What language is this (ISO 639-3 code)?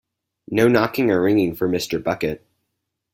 eng